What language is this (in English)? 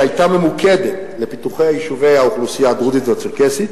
Hebrew